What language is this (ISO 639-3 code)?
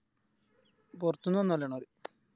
mal